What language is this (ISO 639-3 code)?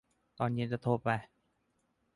tha